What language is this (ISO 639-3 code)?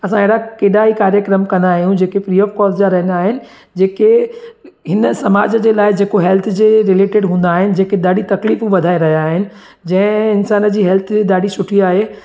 snd